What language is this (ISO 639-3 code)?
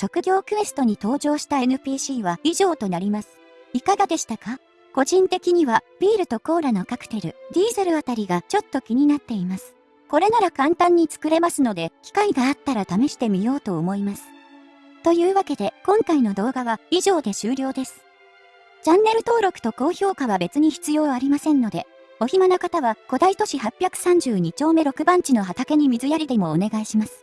jpn